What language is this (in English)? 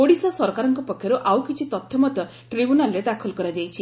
Odia